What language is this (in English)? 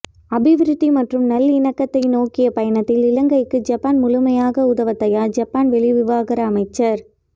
Tamil